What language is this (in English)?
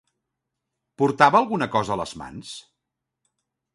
Catalan